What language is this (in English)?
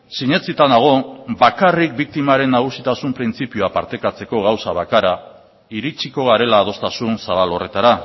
Basque